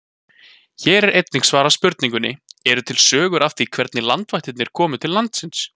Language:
Icelandic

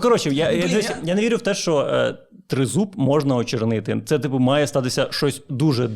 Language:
Ukrainian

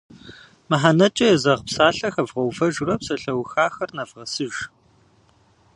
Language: Kabardian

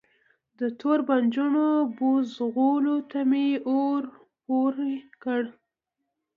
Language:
Pashto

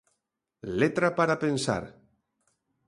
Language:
Galician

